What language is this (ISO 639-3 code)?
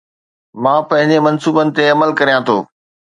snd